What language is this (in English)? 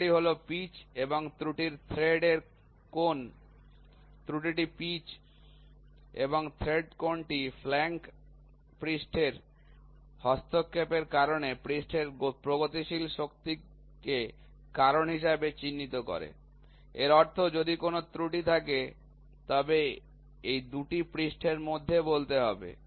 Bangla